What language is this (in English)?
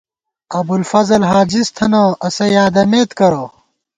Gawar-Bati